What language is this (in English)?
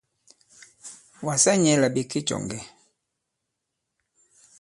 Bankon